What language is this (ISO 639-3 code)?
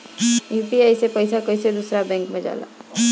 bho